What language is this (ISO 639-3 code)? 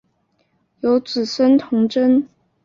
zho